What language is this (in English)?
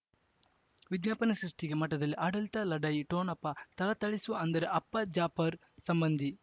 Kannada